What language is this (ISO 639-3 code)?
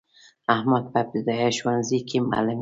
pus